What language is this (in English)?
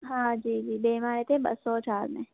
Sindhi